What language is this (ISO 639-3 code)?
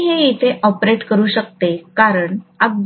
mar